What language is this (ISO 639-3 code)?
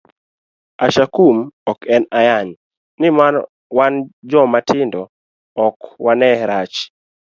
luo